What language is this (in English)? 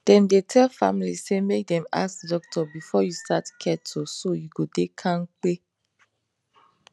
Nigerian Pidgin